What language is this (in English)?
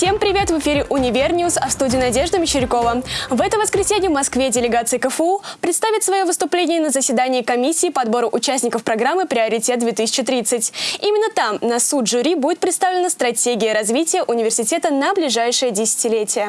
Russian